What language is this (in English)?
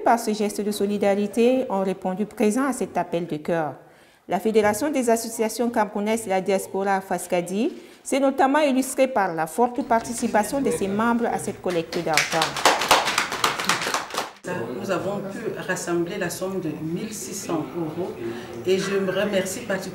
French